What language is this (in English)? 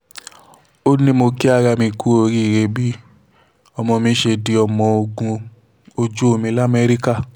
Yoruba